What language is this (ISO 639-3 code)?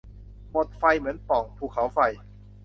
tha